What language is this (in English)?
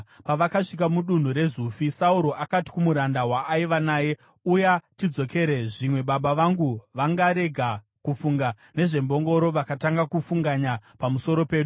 Shona